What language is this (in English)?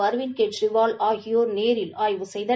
Tamil